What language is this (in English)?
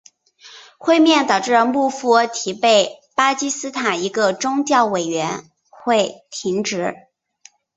Chinese